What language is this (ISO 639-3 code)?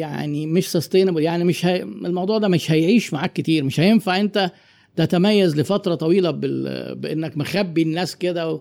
ara